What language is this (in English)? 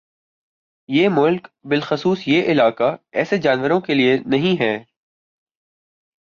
Urdu